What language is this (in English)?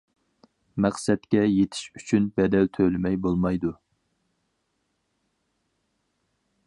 Uyghur